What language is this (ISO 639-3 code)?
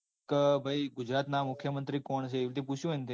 guj